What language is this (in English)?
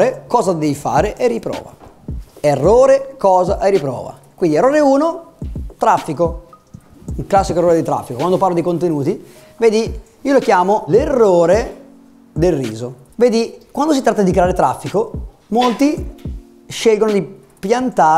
Italian